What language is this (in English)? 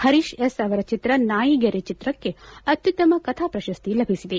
Kannada